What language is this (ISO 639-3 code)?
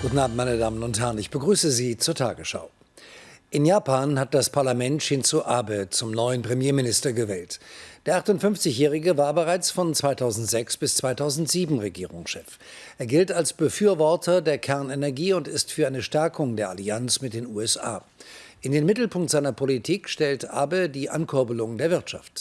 deu